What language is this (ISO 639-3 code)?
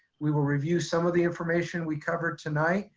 eng